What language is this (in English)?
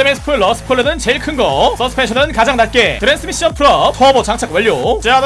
Korean